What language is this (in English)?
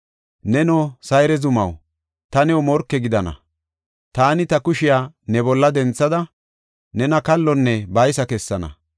Gofa